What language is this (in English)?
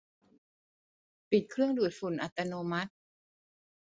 Thai